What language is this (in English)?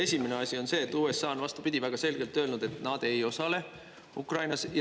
Estonian